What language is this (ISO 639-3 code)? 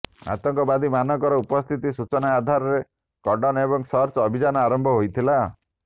ori